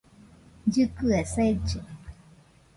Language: Nüpode Huitoto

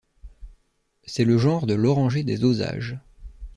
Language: French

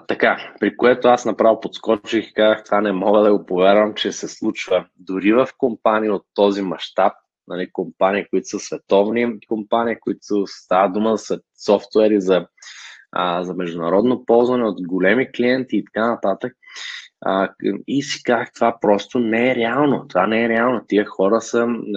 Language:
Bulgarian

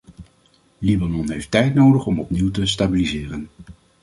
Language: Dutch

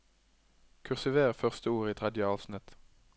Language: Norwegian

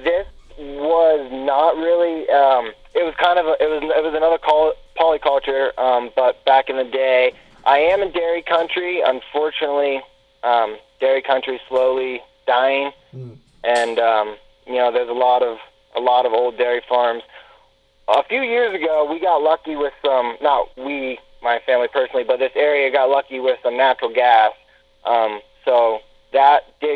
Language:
English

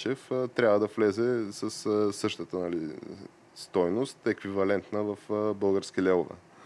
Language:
Bulgarian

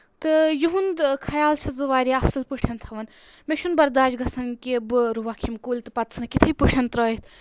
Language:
Kashmiri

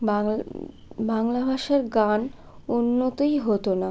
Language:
Bangla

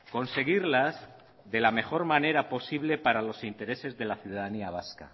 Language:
Spanish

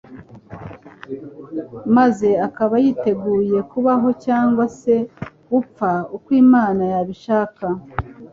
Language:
Kinyarwanda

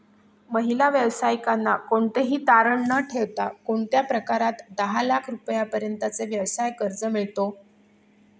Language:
Marathi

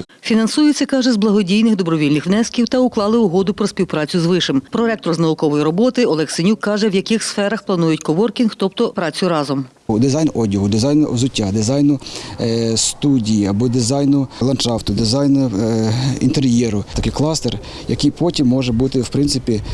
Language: Ukrainian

